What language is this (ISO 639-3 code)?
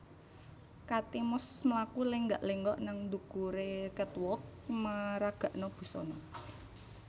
jav